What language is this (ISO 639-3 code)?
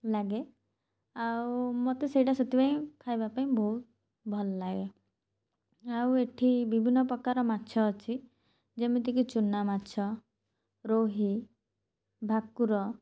ori